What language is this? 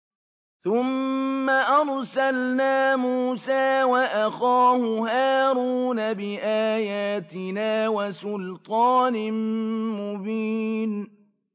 Arabic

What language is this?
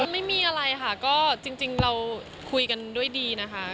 Thai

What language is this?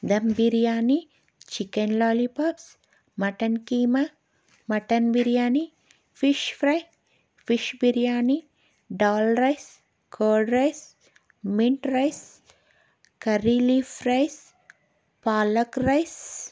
Telugu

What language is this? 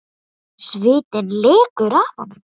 Icelandic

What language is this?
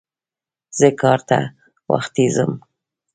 Pashto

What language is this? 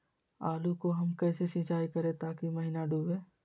Magahi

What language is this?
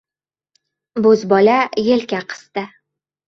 Uzbek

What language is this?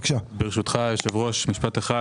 Hebrew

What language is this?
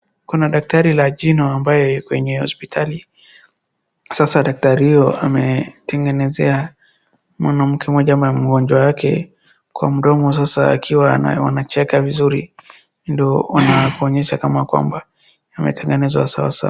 Swahili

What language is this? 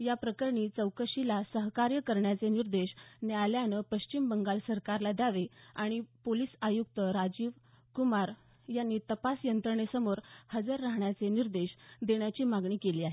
Marathi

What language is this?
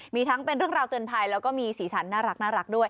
Thai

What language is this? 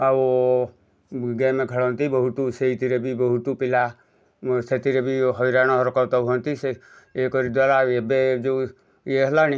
Odia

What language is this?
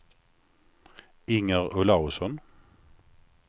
Swedish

